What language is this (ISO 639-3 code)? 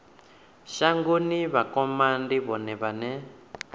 ven